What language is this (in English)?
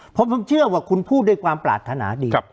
Thai